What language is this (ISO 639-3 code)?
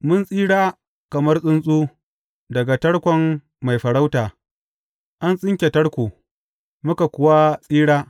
hau